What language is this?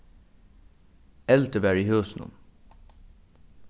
Faroese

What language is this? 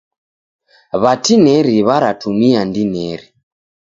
Taita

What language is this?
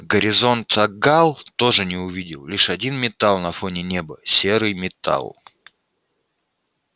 Russian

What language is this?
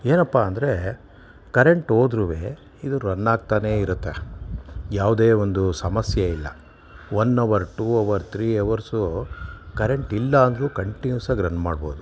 Kannada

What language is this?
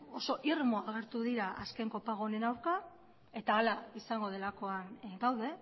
Basque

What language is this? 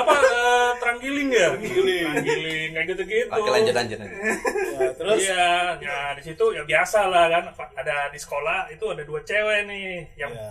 Indonesian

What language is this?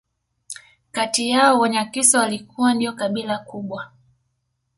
Swahili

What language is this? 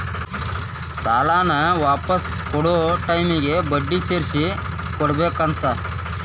Kannada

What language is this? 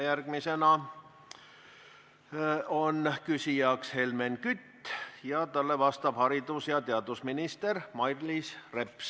Estonian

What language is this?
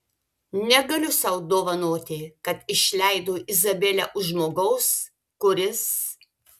Lithuanian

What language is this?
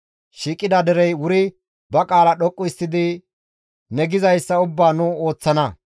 Gamo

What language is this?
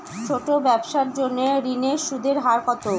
Bangla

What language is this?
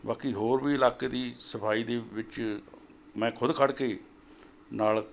Punjabi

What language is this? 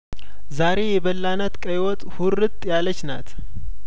Amharic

